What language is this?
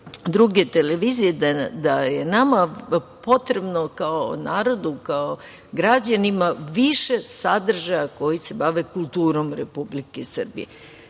Serbian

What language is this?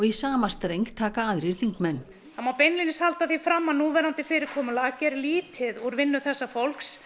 Icelandic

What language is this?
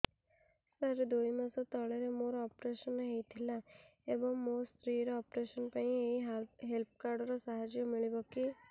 Odia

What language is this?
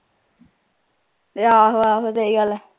Punjabi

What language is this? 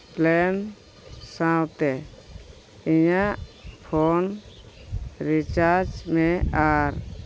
Santali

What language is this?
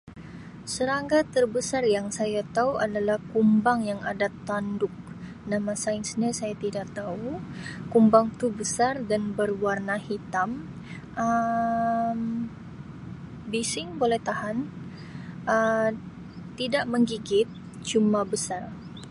Sabah Malay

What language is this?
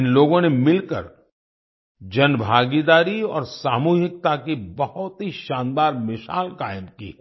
Hindi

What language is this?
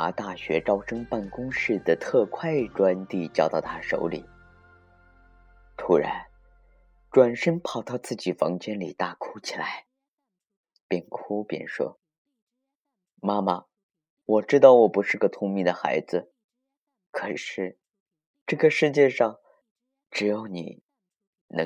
Chinese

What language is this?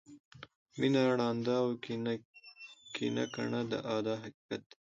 Pashto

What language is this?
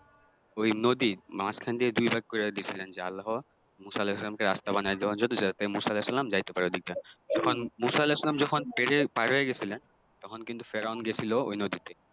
Bangla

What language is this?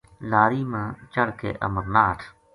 Gujari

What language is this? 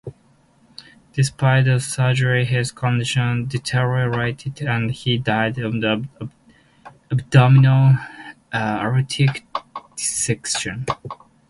English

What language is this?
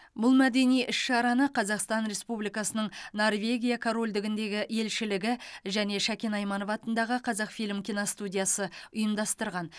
Kazakh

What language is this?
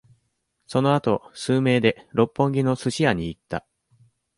Japanese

